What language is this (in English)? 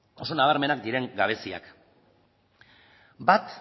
Basque